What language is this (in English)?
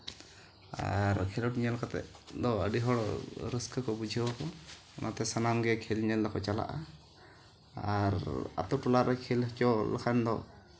Santali